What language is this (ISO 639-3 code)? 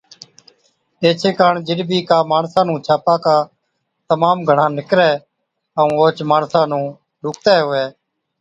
odk